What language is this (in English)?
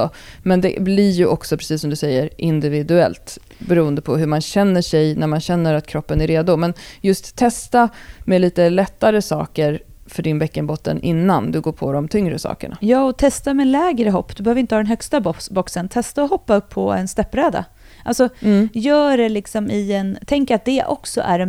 Swedish